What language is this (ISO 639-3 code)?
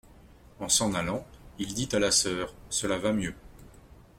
fra